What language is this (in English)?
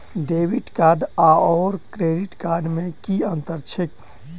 Maithili